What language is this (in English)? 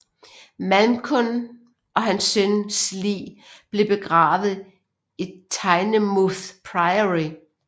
Danish